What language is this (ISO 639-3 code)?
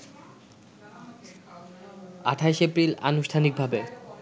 ben